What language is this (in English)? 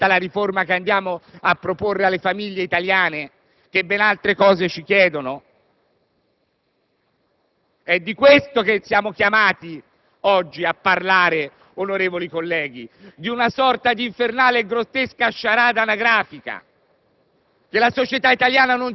Italian